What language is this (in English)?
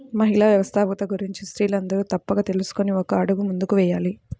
Telugu